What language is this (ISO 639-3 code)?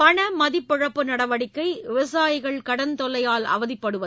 tam